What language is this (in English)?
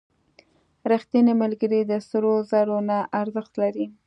Pashto